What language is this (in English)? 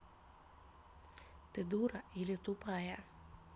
Russian